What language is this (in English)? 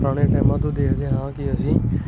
Punjabi